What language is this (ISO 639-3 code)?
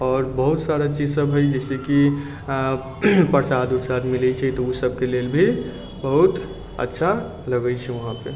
mai